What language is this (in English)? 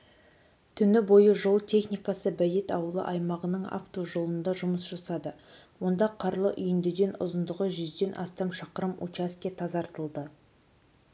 Kazakh